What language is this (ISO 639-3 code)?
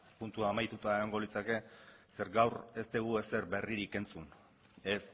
eus